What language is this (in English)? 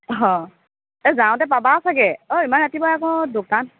Assamese